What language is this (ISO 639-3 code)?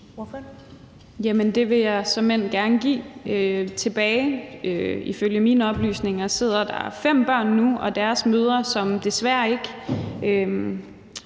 dan